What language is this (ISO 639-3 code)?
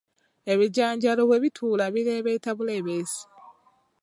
lug